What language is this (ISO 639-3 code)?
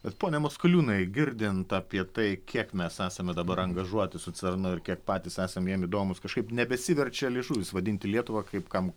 lit